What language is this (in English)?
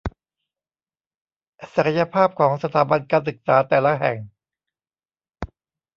Thai